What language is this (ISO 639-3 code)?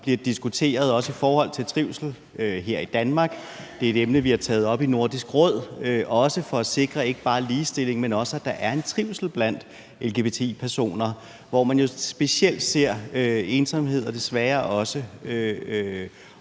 dan